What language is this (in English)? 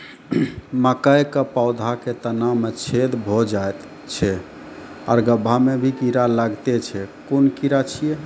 Maithili